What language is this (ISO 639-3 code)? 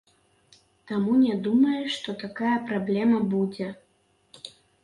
bel